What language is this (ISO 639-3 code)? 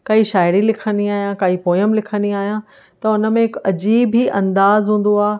snd